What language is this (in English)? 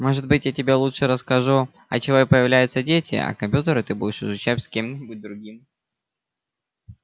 Russian